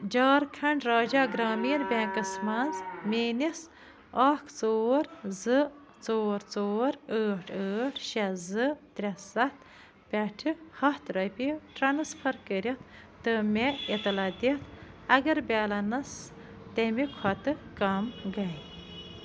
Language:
Kashmiri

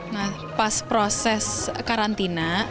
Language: Indonesian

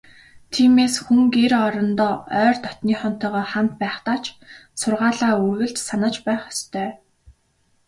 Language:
Mongolian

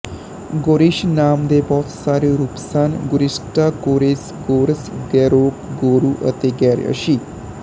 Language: Punjabi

